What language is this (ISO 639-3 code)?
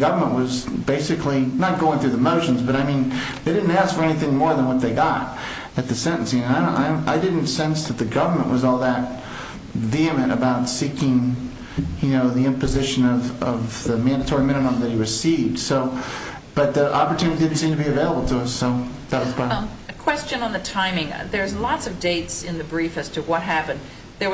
eng